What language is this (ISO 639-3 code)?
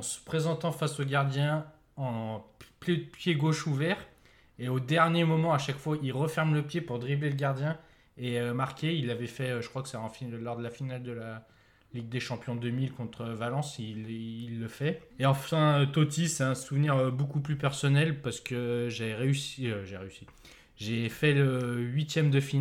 fra